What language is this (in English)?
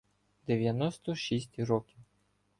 Ukrainian